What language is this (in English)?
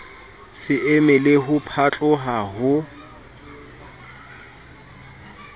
Southern Sotho